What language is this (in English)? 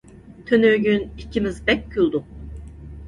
Uyghur